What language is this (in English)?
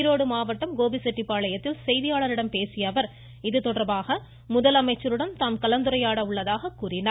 Tamil